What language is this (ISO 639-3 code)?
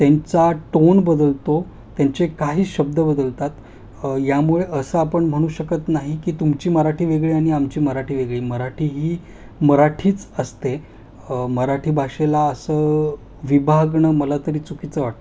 mar